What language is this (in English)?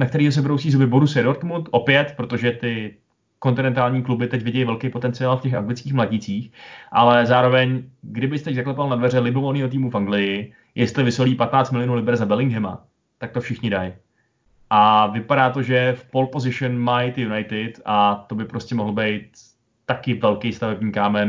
Czech